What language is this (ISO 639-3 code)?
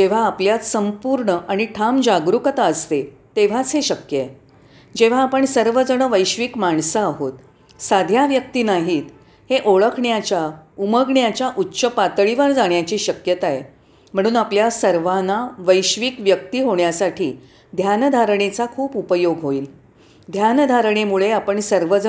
mar